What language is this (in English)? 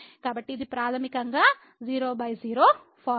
Telugu